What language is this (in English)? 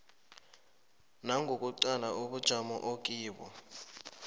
South Ndebele